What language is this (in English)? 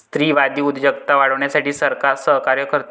Marathi